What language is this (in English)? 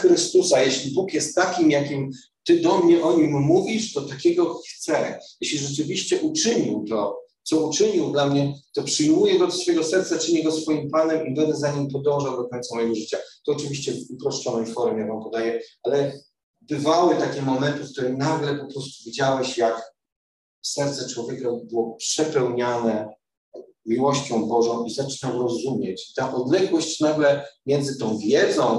Polish